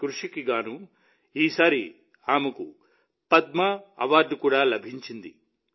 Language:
Telugu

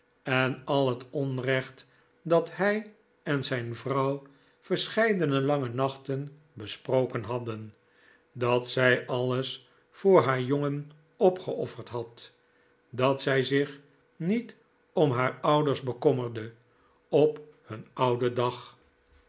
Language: Dutch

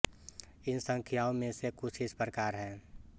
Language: Hindi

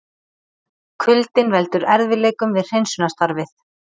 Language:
Icelandic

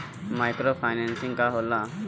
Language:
Bhojpuri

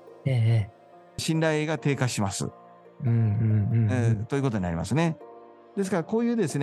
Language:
Japanese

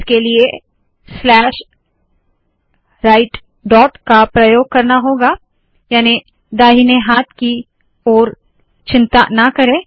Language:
Hindi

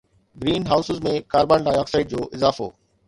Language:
Sindhi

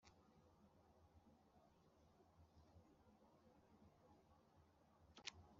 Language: Kinyarwanda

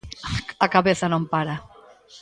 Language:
Galician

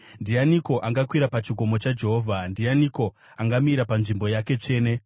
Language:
Shona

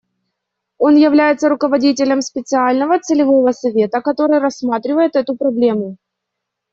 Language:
Russian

